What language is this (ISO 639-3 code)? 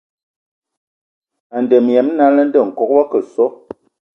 ewo